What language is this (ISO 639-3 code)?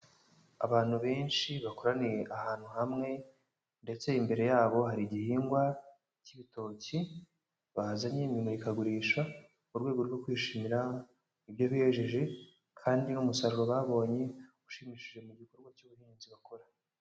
kin